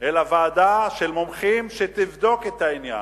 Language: Hebrew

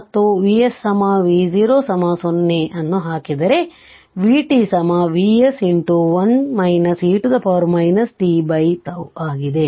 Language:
Kannada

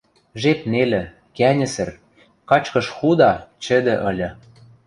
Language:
Western Mari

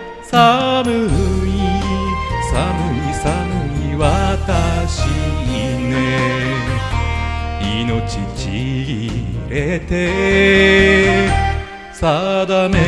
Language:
Japanese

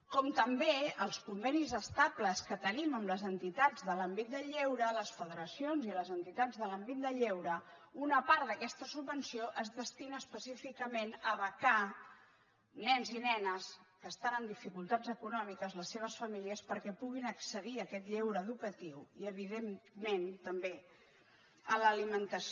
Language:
Catalan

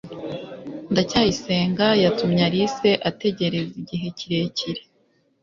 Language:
Kinyarwanda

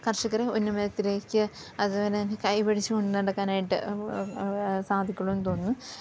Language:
Malayalam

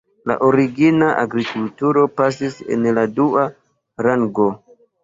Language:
Esperanto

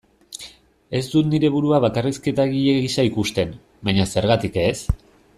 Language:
Basque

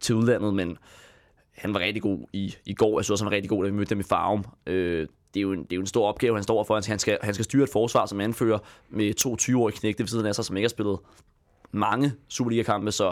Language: Danish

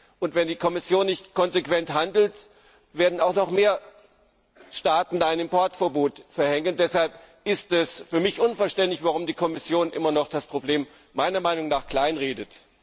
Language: German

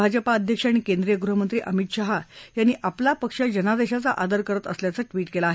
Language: Marathi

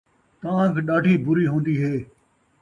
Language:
Saraiki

